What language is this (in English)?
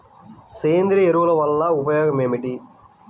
Telugu